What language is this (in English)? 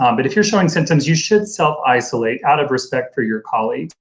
English